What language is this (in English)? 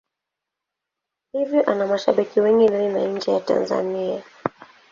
Swahili